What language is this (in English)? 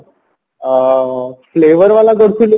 Odia